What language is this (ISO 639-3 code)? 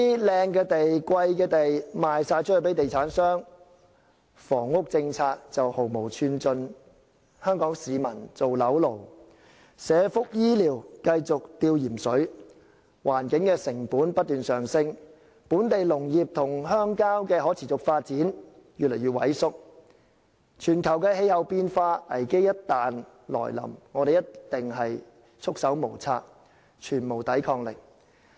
yue